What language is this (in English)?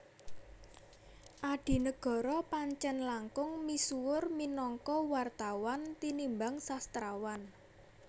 Javanese